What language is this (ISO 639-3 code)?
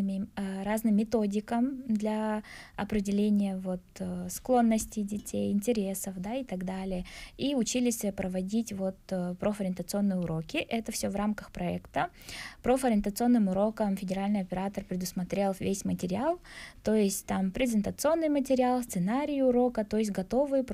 rus